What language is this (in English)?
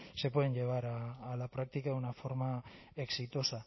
Spanish